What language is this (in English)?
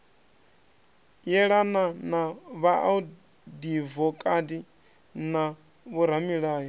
Venda